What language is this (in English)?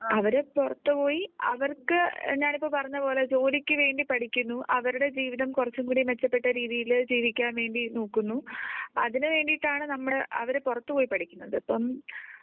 Malayalam